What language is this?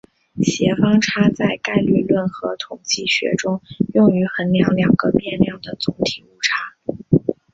Chinese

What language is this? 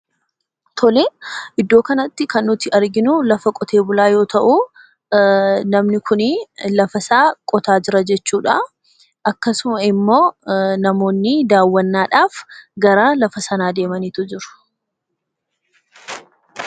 Oromo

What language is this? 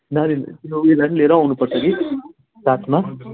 Nepali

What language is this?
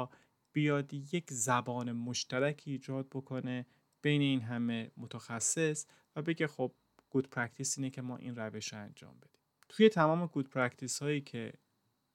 Persian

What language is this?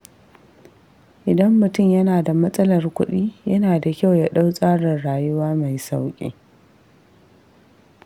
Hausa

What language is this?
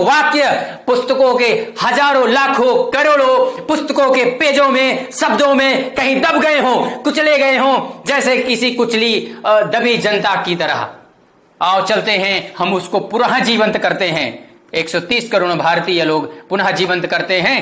Hindi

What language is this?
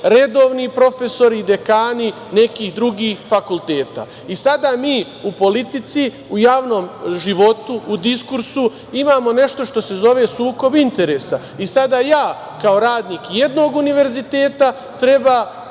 Serbian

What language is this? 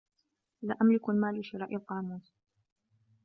Arabic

